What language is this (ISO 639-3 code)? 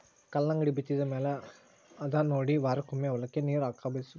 kan